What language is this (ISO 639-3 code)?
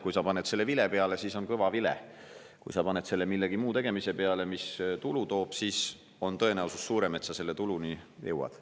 est